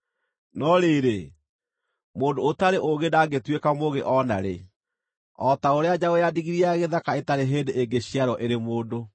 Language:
Kikuyu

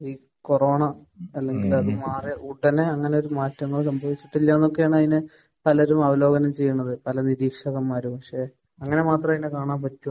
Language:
Malayalam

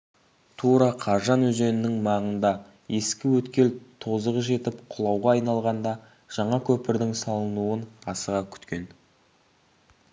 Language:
Kazakh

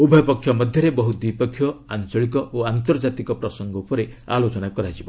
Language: Odia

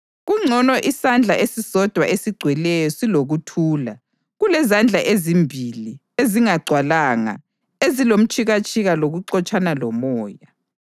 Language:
North Ndebele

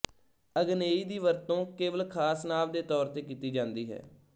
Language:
Punjabi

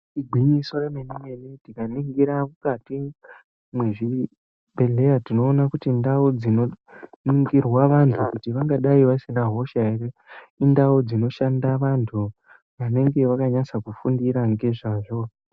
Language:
Ndau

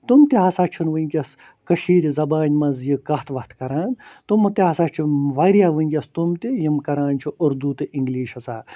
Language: Kashmiri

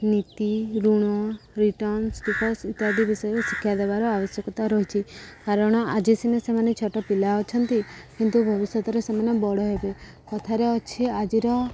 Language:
Odia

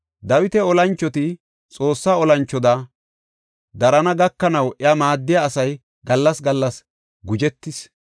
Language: Gofa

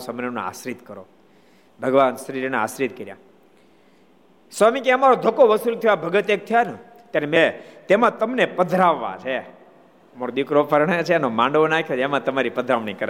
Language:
Gujarati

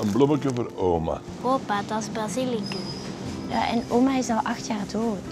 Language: Dutch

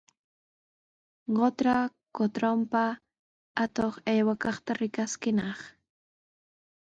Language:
Sihuas Ancash Quechua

